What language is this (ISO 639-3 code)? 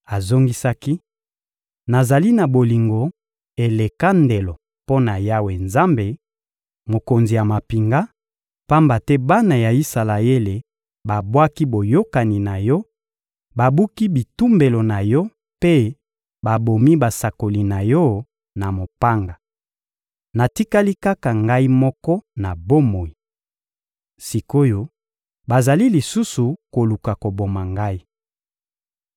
lin